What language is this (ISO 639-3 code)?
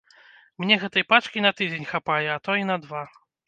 bel